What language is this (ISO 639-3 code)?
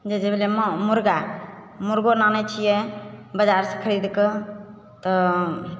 mai